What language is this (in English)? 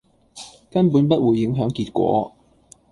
Cantonese